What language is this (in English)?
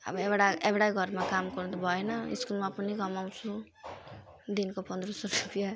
Nepali